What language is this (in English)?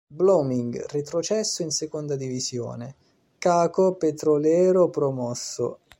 Italian